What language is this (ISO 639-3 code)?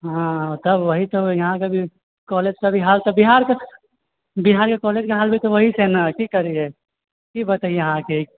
mai